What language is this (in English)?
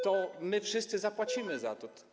Polish